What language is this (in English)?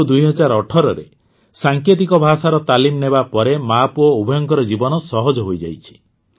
Odia